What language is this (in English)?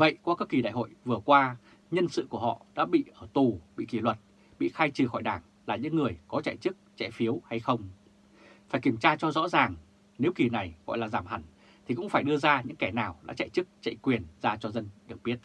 Vietnamese